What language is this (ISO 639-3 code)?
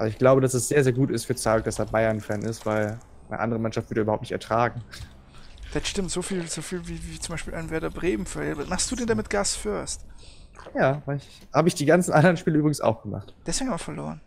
deu